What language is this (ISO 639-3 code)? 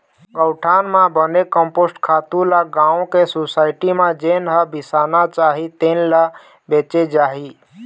hne